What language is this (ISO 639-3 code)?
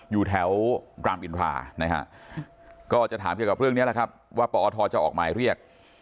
tha